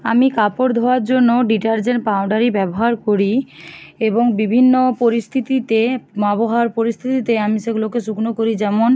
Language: Bangla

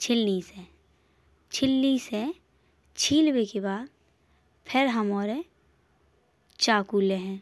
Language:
Bundeli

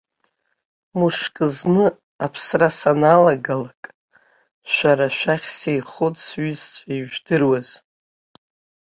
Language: Abkhazian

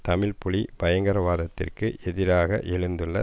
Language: Tamil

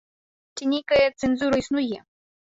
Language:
Belarusian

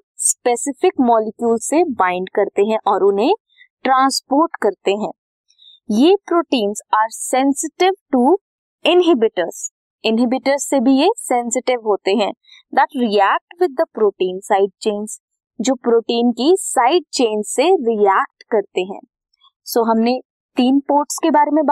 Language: Hindi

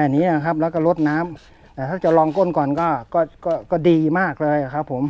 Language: Thai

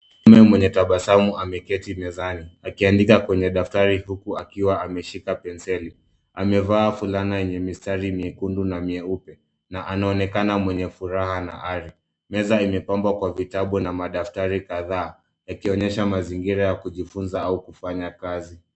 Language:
Swahili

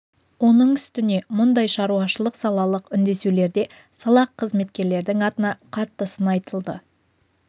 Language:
Kazakh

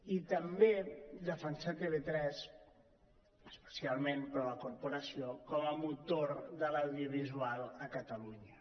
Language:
Catalan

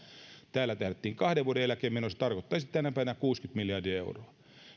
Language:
Finnish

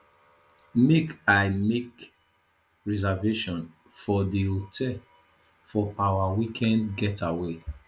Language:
Nigerian Pidgin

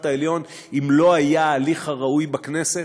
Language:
Hebrew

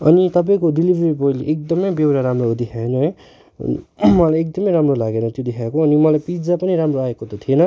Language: Nepali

